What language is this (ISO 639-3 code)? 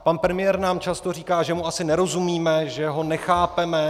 ces